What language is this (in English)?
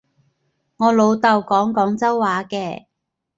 Cantonese